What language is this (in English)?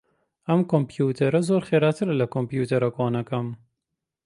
Central Kurdish